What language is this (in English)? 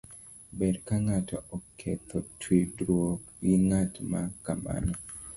Luo (Kenya and Tanzania)